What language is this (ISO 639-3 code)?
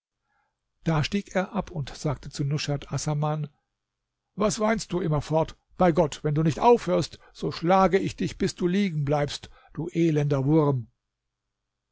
deu